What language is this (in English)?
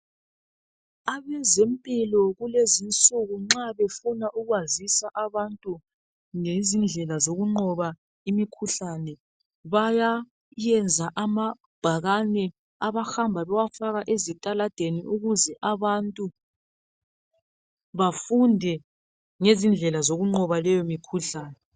North Ndebele